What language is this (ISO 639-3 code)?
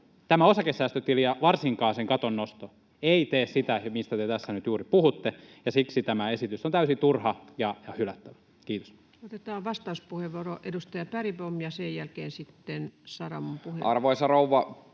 fin